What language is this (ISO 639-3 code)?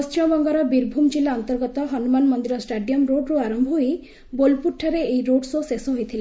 ori